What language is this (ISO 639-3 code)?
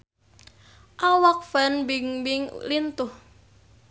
sun